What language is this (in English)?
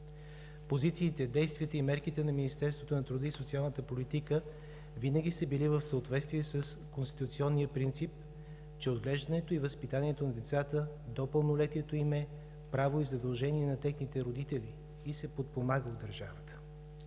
Bulgarian